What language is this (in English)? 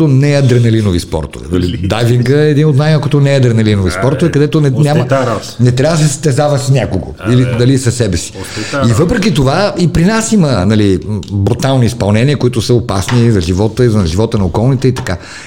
Bulgarian